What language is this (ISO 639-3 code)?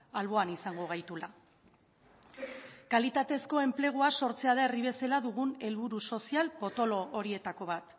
eus